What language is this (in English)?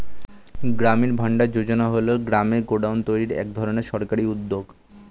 Bangla